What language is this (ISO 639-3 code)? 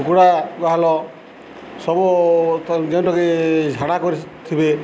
ori